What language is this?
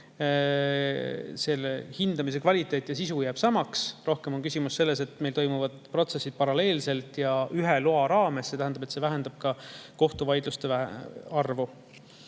Estonian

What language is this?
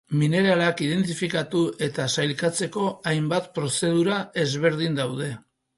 Basque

